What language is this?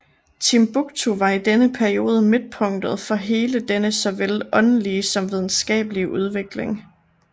Danish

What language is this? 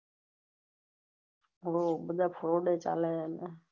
Gujarati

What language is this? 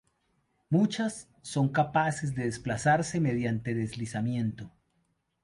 Spanish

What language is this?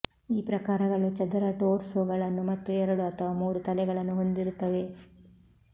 Kannada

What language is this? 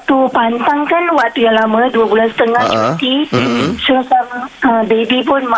Malay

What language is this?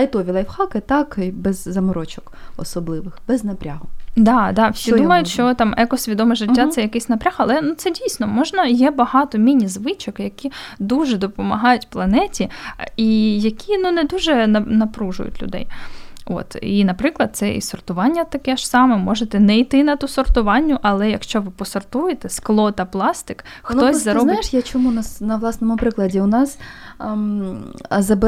Ukrainian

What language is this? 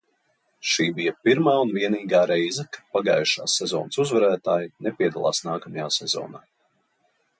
Latvian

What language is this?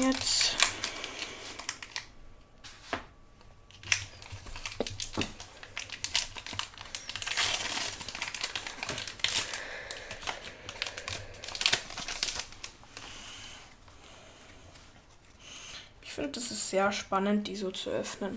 German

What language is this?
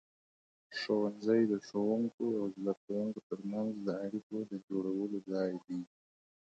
Pashto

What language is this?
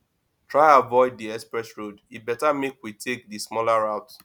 Nigerian Pidgin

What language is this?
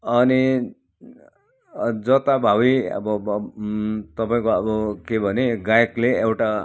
Nepali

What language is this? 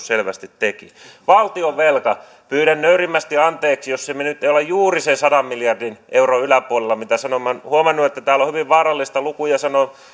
Finnish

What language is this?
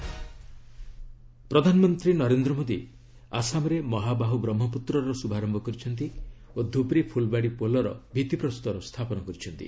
Odia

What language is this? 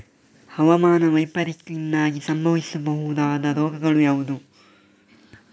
Kannada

